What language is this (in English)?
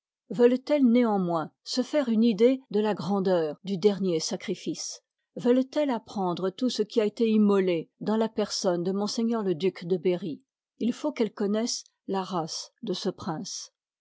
French